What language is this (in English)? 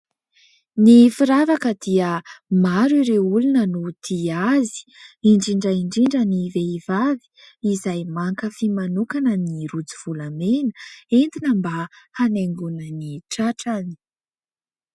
Malagasy